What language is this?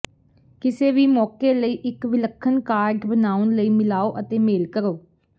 Punjabi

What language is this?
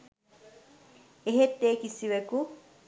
Sinhala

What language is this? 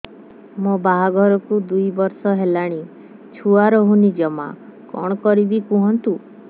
Odia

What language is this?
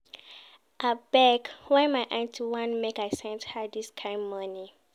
Nigerian Pidgin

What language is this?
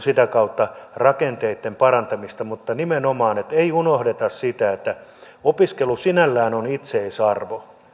Finnish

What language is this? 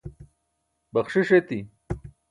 Burushaski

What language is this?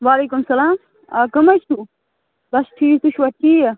Kashmiri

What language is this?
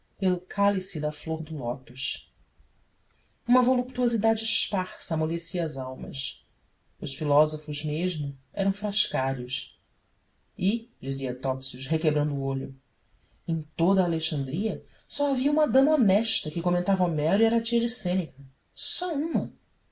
Portuguese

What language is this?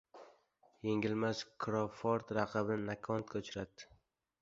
Uzbek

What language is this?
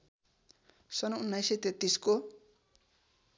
Nepali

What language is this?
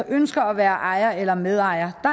Danish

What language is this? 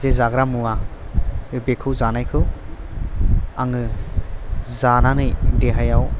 Bodo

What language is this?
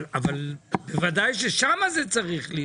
Hebrew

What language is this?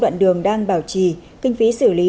Vietnamese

